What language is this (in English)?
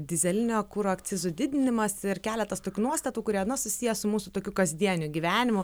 Lithuanian